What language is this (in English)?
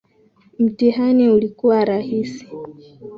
Swahili